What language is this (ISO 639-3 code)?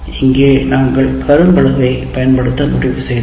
tam